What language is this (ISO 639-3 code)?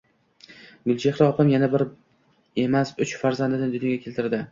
uzb